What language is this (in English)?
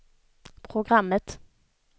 Swedish